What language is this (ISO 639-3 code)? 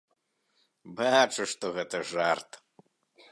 bel